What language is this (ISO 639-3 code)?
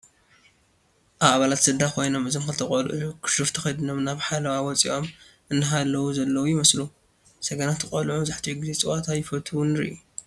tir